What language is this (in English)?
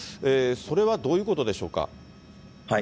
Japanese